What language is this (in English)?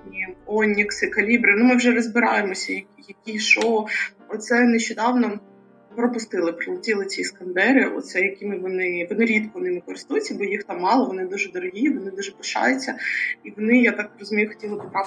Ukrainian